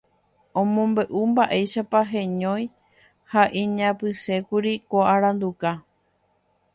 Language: Guarani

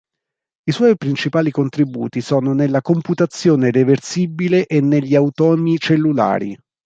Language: Italian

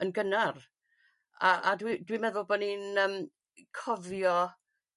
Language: Welsh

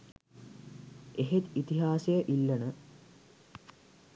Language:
Sinhala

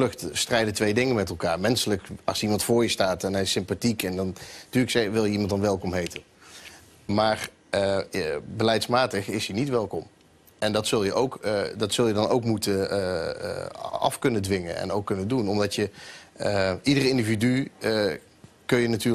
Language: Dutch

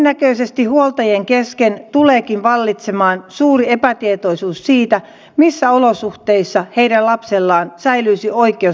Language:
Finnish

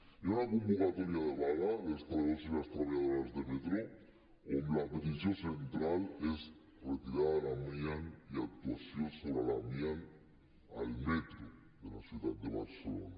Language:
Catalan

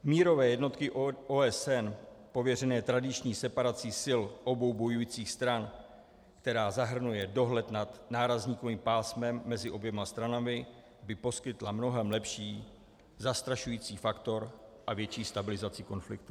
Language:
Czech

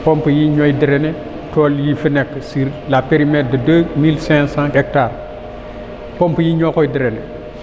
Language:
Wolof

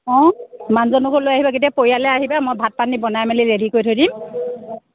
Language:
Assamese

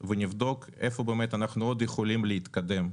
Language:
Hebrew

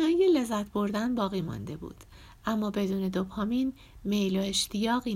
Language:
Persian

